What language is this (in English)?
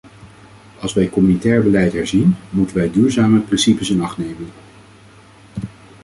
Dutch